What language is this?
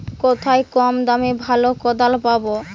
Bangla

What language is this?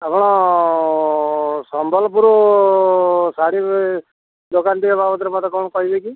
Odia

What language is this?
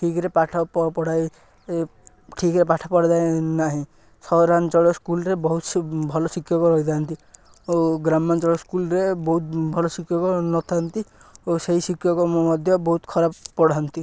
Odia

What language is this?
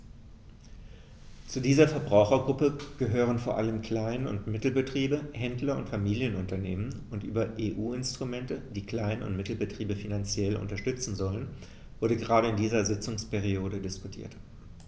German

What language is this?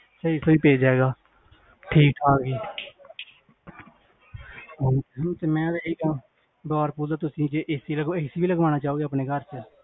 Punjabi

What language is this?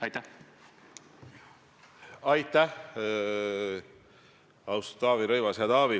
Estonian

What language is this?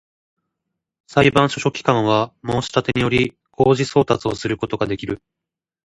Japanese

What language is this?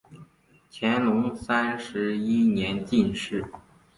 Chinese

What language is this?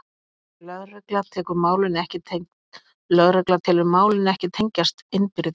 Icelandic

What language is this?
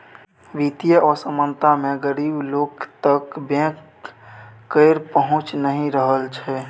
Maithili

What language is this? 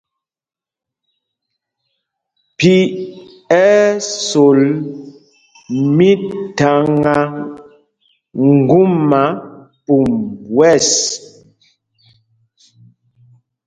Mpumpong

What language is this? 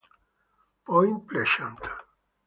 Italian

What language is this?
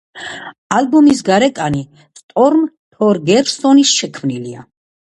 Georgian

